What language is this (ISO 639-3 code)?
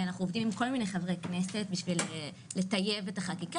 heb